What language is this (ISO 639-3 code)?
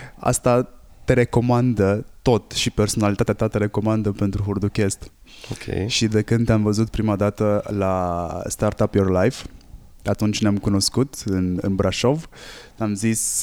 ron